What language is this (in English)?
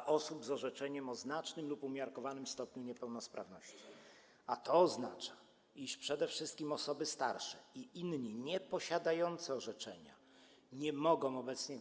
Polish